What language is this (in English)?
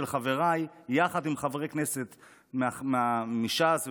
Hebrew